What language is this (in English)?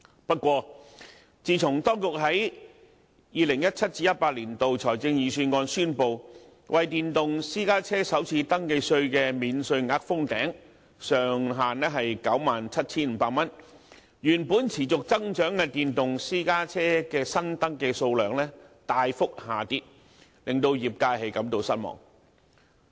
Cantonese